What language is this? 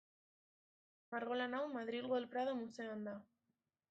Basque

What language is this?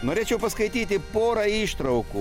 Lithuanian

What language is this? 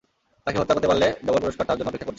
Bangla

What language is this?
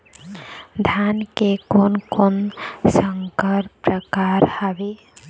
Chhattisgarhi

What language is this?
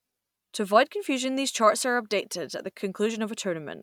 English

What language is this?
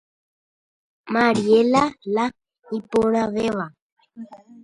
Guarani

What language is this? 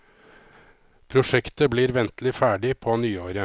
Norwegian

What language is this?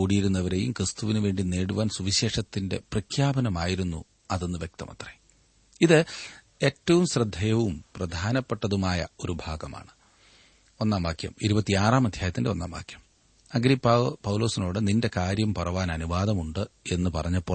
Malayalam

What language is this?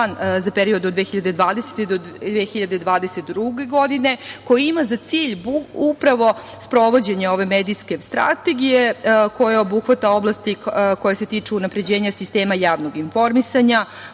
Serbian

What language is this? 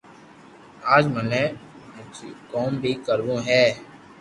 Loarki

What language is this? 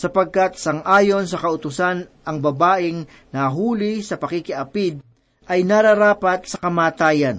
Filipino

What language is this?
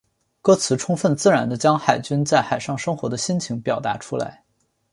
Chinese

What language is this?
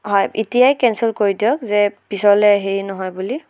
Assamese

